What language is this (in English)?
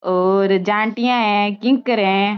Marwari